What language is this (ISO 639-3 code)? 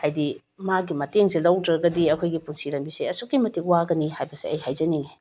mni